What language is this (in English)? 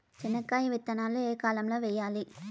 Telugu